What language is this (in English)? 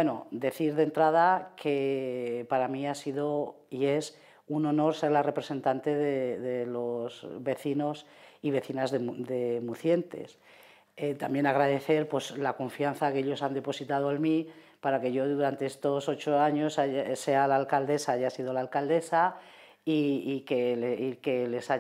Spanish